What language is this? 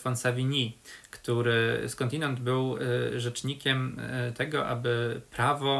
Polish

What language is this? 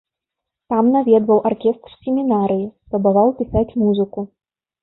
Belarusian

